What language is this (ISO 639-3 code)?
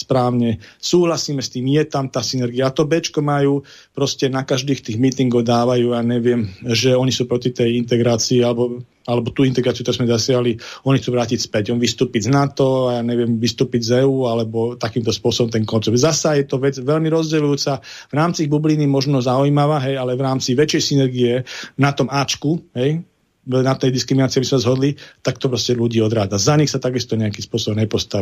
slk